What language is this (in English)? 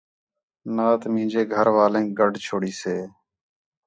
Khetrani